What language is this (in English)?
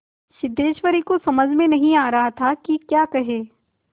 Hindi